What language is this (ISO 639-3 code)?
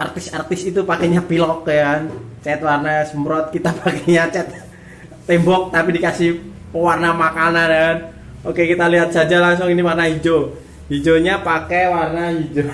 ind